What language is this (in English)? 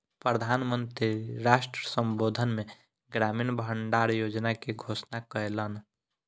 Maithili